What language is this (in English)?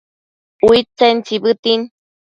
Matsés